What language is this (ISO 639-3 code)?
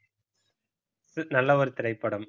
tam